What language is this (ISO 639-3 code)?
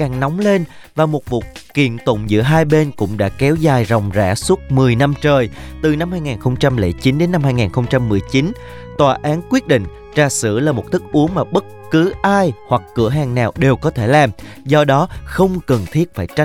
vie